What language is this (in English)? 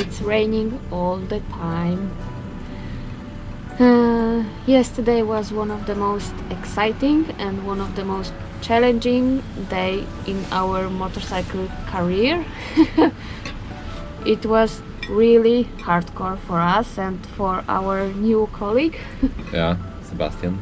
English